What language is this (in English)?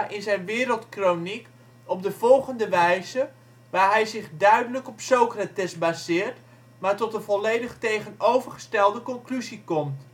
Dutch